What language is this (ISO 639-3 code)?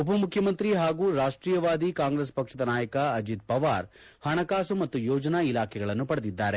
kan